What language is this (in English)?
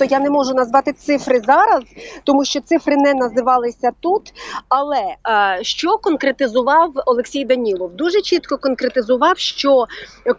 Ukrainian